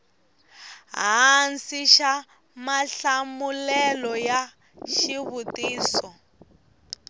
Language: Tsonga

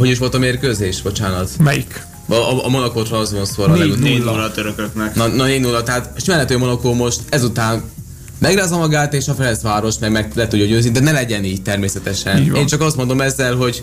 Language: Hungarian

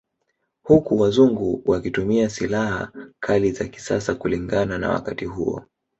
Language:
Swahili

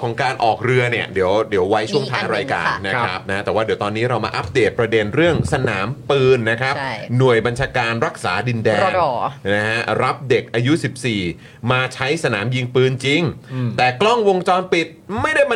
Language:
Thai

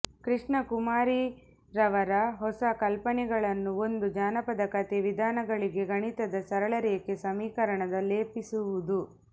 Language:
Kannada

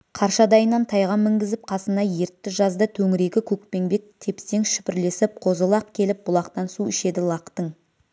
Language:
Kazakh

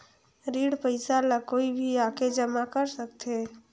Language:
Chhattisgarhi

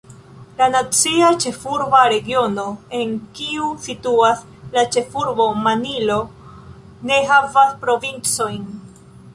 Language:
Esperanto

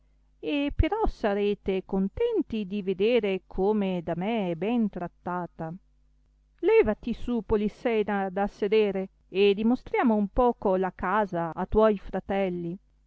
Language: Italian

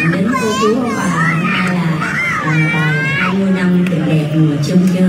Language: Vietnamese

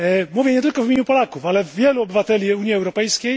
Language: Polish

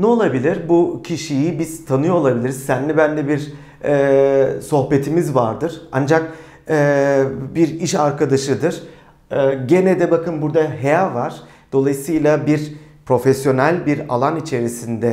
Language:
Turkish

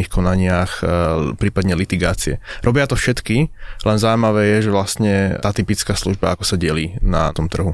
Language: Slovak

